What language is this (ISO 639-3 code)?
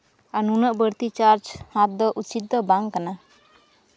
sat